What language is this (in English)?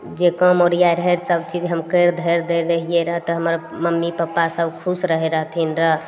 Maithili